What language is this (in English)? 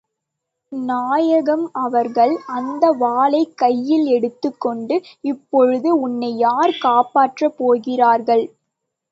Tamil